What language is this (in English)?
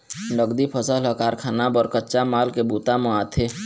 Chhattisgarhi